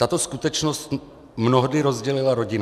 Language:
Czech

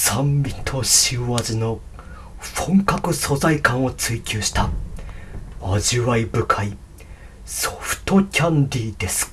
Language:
Japanese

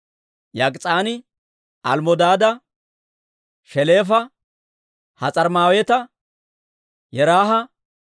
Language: Dawro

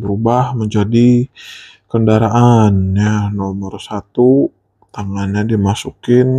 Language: Indonesian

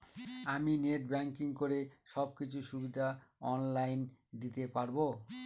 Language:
Bangla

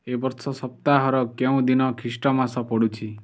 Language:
Odia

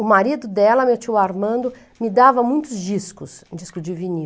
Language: Portuguese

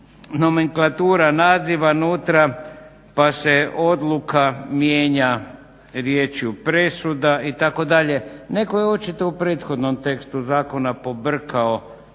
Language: Croatian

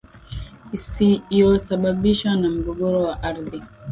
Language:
Swahili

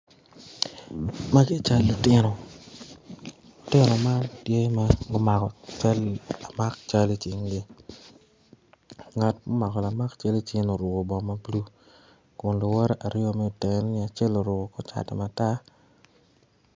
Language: Acoli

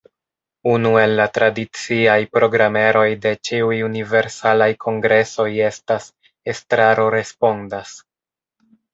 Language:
Esperanto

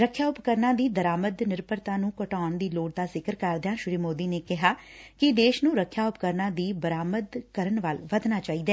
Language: Punjabi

